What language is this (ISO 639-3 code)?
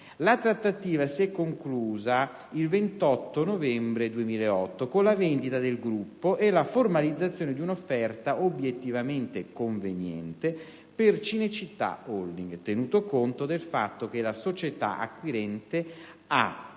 ita